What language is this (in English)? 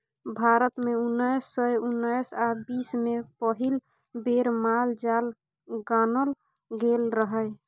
Maithili